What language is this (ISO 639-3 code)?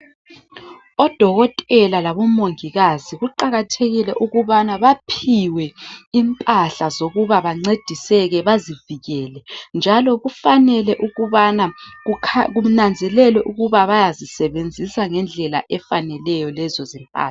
nde